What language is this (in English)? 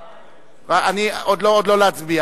Hebrew